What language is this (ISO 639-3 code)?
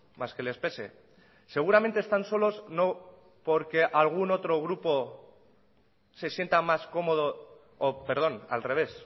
spa